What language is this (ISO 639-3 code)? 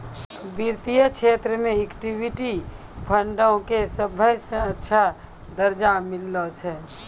mai